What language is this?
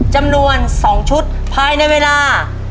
Thai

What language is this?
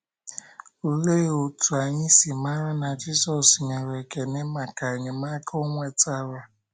Igbo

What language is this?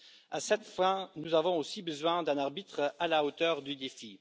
French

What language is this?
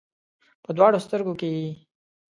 Pashto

